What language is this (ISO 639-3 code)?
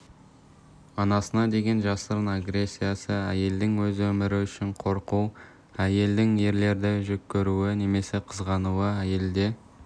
kaz